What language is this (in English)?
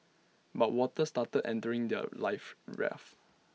English